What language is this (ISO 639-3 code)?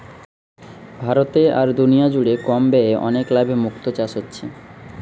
ben